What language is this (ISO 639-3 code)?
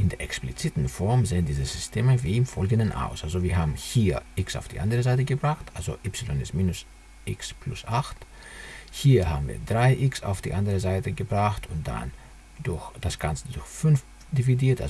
deu